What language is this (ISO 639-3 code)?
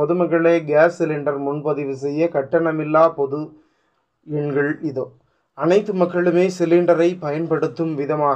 tam